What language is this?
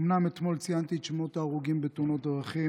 Hebrew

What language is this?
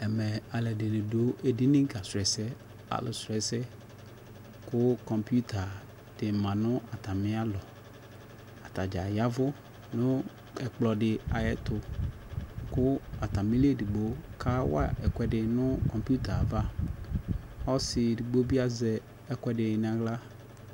Ikposo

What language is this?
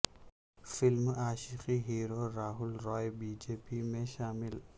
Urdu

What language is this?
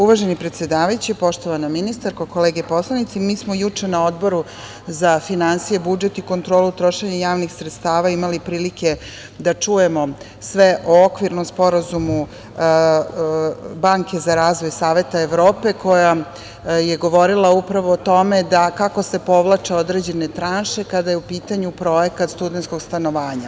Serbian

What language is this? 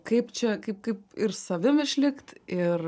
Lithuanian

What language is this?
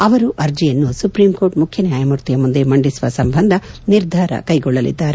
Kannada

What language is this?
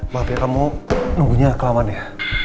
Indonesian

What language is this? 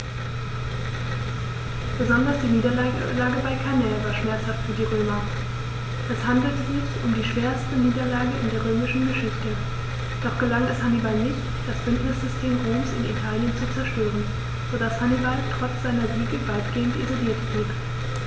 German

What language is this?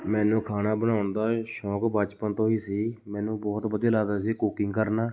Punjabi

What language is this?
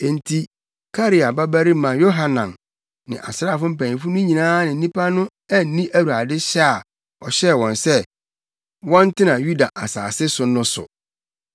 Akan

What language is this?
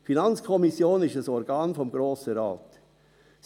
Swiss German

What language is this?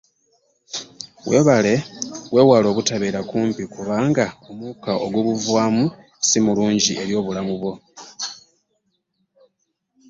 Ganda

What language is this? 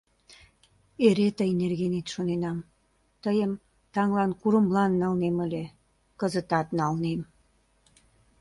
Mari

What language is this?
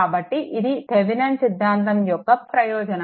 Telugu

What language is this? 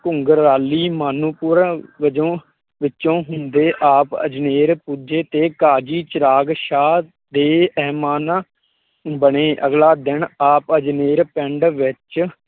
Punjabi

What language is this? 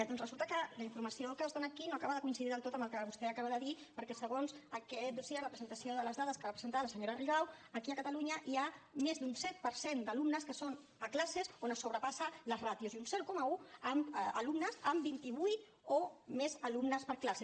Catalan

